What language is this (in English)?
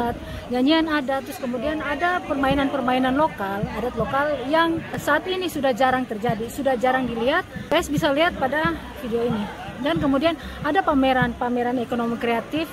Indonesian